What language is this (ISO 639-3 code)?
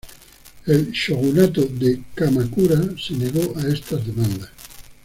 spa